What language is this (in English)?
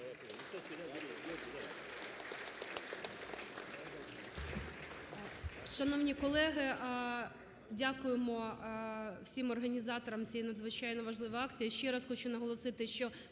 Ukrainian